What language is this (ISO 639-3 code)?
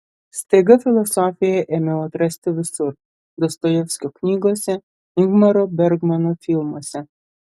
lit